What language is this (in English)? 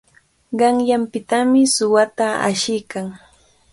Cajatambo North Lima Quechua